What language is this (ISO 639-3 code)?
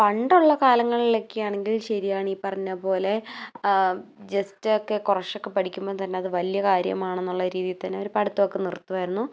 mal